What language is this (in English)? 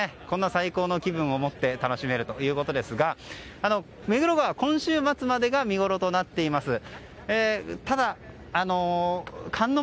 Japanese